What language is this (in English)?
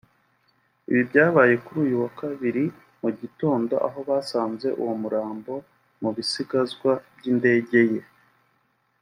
Kinyarwanda